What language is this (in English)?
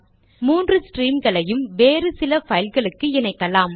Tamil